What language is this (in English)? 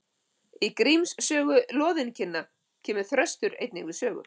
Icelandic